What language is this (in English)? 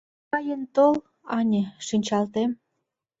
Mari